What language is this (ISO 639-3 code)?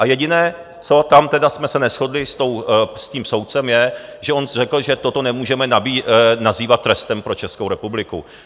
ces